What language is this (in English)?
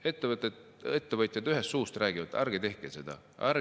Estonian